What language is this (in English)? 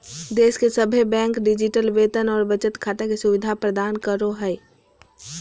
Magahi